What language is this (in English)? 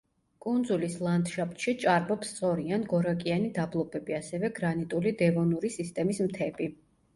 Georgian